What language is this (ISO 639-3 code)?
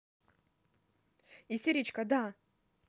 rus